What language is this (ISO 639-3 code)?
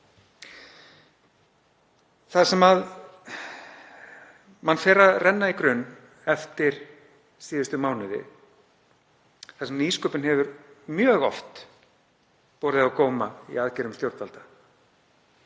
isl